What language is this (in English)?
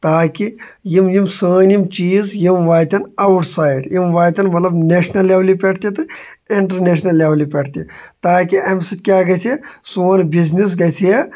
Kashmiri